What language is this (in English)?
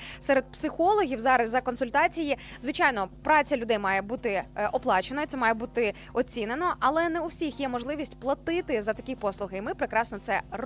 Ukrainian